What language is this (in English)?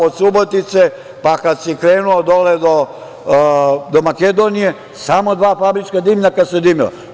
Serbian